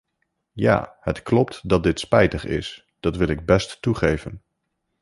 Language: Dutch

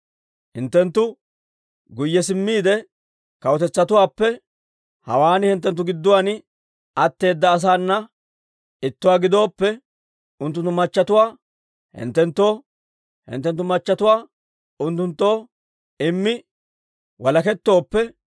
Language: Dawro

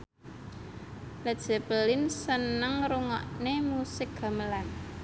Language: Javanese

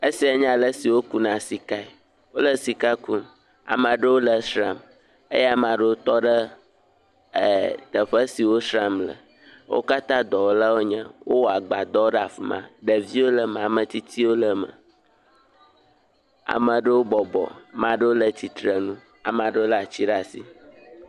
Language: Ewe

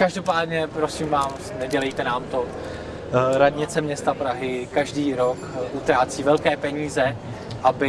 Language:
Czech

